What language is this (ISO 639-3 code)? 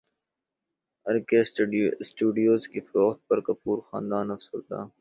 urd